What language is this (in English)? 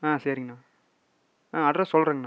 Tamil